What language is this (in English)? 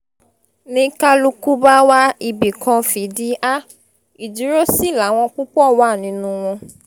Yoruba